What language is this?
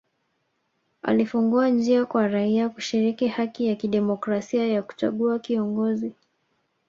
Swahili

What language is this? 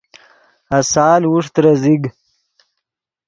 Yidgha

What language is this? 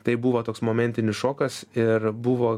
Lithuanian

